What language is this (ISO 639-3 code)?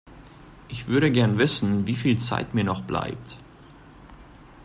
deu